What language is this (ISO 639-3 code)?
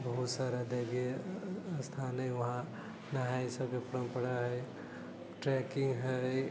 mai